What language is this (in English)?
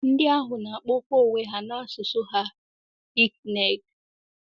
Igbo